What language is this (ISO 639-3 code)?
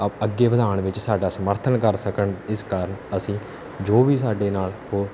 pan